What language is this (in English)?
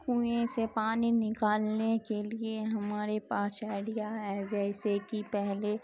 Urdu